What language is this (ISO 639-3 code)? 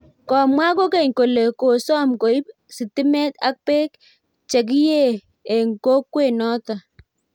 kln